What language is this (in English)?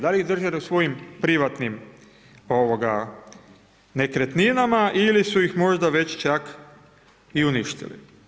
Croatian